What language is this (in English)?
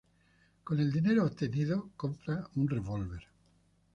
Spanish